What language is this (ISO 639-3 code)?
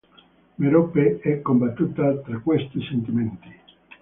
ita